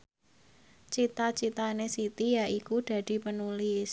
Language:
Javanese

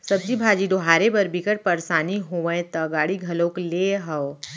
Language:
Chhattisgarhi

